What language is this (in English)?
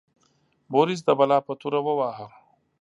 Pashto